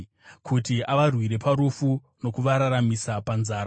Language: Shona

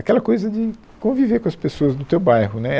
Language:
Portuguese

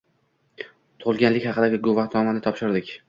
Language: Uzbek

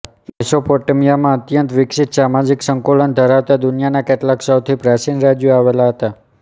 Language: Gujarati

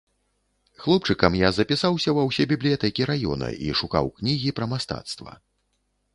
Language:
Belarusian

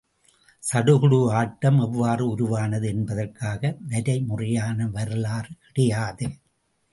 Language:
Tamil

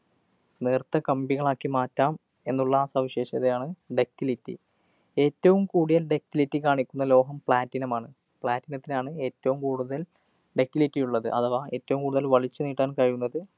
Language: Malayalam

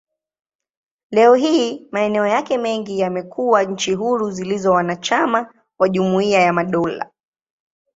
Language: Swahili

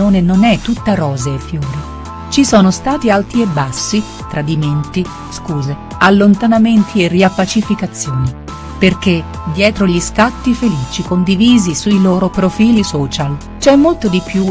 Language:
Italian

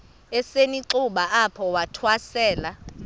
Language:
Xhosa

